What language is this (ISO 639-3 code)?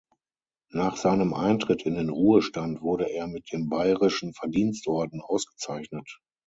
deu